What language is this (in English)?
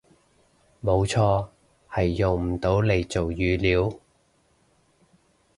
Cantonese